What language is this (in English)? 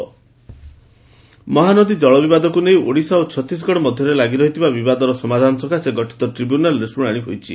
Odia